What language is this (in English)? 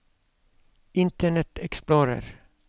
Norwegian